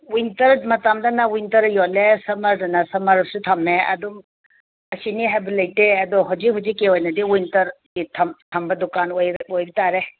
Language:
Manipuri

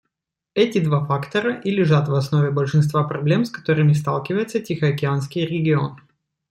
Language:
Russian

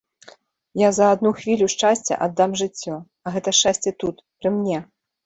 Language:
Belarusian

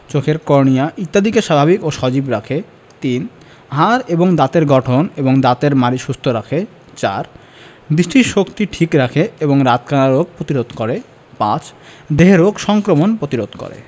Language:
Bangla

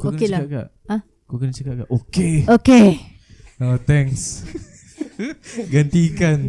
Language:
Malay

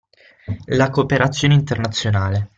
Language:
Italian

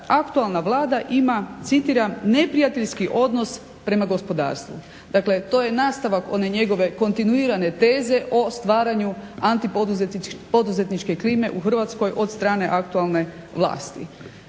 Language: Croatian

